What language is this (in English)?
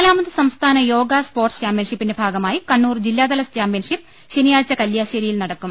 Malayalam